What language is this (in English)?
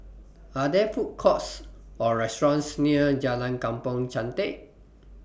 English